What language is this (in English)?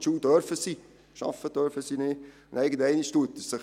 Swiss German